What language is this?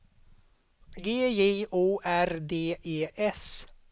Swedish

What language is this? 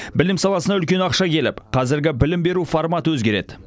Kazakh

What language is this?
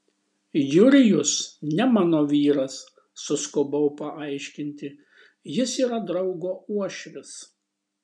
Lithuanian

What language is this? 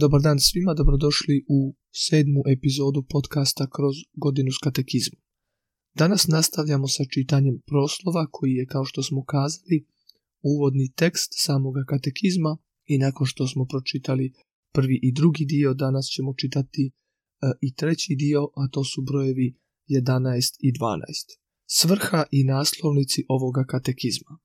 Croatian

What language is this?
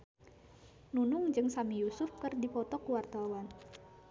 Sundanese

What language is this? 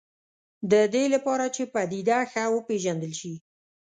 Pashto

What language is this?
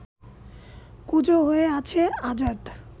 Bangla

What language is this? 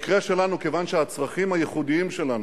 Hebrew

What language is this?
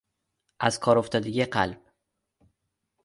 Persian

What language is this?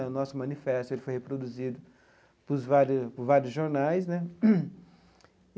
Portuguese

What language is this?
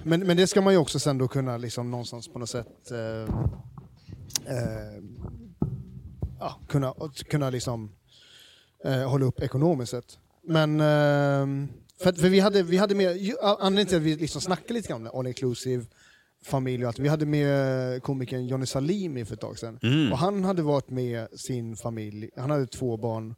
Swedish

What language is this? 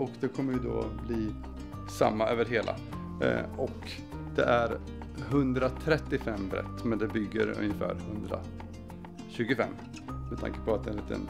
Swedish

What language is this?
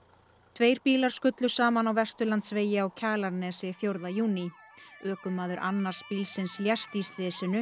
Icelandic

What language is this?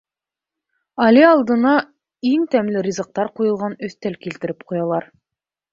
Bashkir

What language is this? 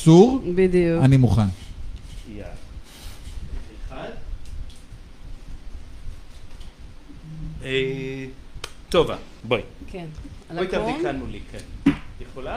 Hebrew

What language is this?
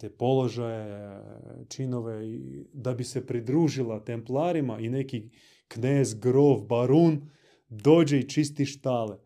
Croatian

